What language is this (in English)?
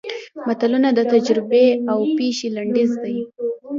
Pashto